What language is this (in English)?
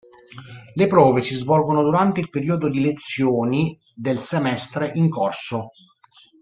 Italian